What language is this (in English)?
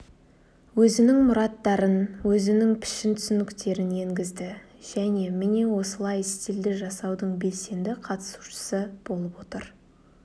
Kazakh